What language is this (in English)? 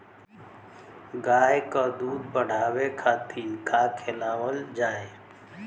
Bhojpuri